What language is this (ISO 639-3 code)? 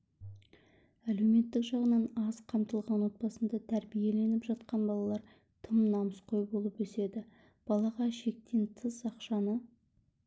kaz